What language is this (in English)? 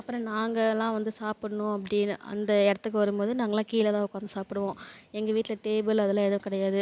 Tamil